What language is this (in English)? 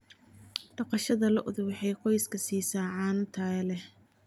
Somali